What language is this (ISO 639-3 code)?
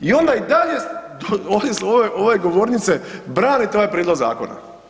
hrv